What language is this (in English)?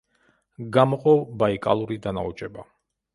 Georgian